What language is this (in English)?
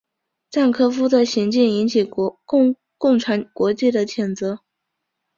Chinese